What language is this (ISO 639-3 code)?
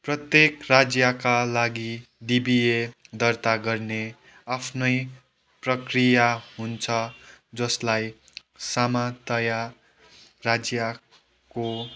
nep